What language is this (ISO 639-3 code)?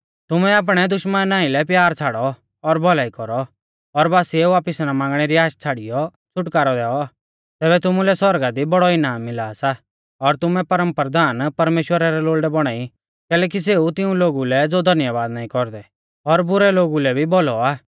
bfz